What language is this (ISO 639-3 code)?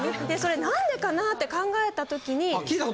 jpn